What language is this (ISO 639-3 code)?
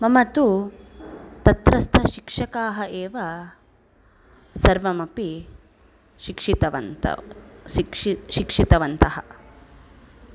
san